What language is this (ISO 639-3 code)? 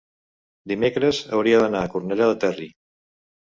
cat